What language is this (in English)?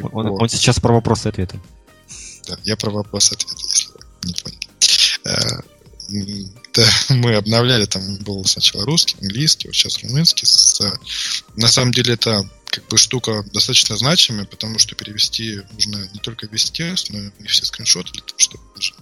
Russian